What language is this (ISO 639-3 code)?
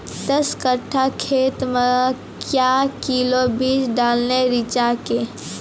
mai